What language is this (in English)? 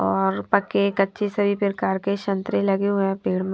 Hindi